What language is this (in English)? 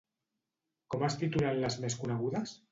Catalan